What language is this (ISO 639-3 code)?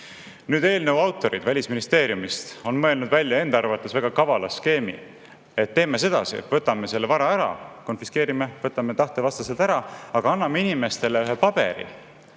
est